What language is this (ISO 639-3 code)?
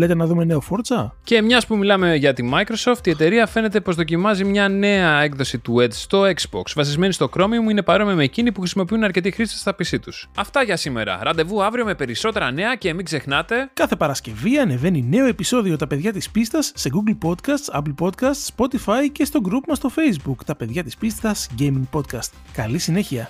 ell